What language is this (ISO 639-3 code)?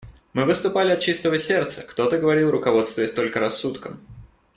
rus